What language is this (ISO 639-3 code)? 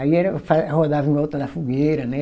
por